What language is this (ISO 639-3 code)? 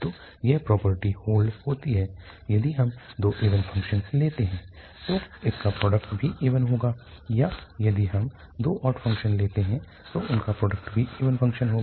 hin